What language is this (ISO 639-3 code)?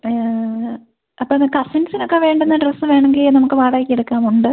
mal